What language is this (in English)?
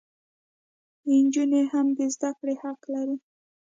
Pashto